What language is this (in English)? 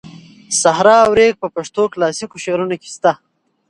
Pashto